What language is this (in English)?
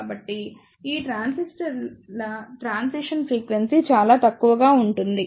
Telugu